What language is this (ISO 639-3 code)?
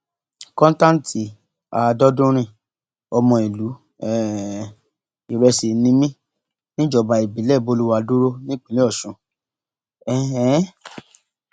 yor